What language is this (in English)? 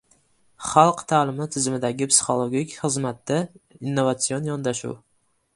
Uzbek